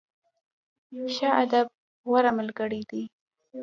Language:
Pashto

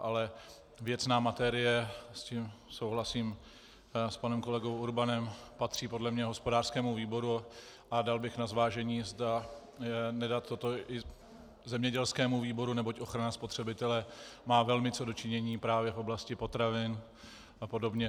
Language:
Czech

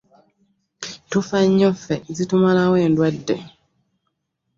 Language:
Ganda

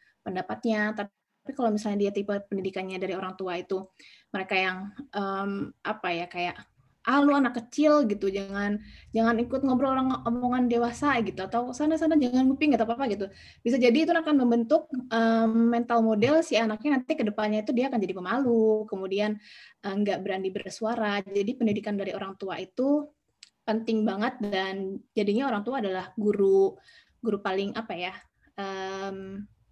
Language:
Indonesian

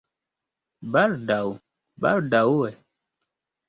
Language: Esperanto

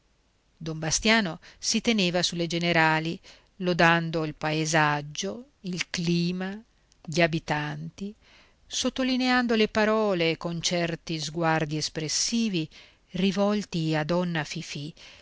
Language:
Italian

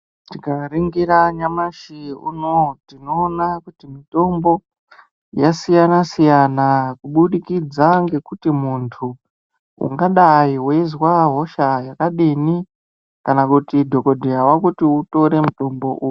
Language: Ndau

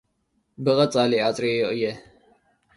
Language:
Tigrinya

